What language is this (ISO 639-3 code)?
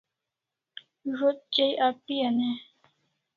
kls